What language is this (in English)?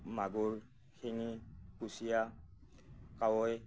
Assamese